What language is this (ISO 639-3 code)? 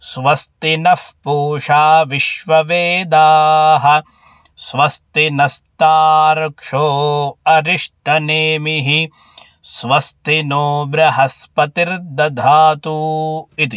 san